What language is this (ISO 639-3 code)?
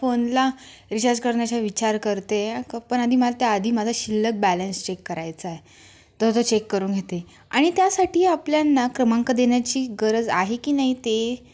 mar